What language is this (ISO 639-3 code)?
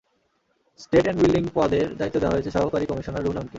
ben